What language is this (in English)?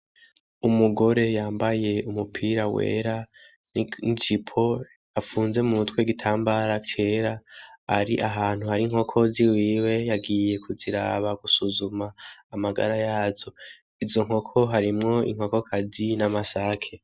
Rundi